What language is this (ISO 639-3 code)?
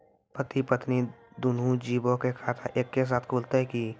mai